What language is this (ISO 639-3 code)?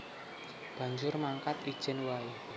jav